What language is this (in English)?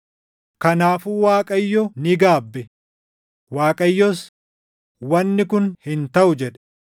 Oromo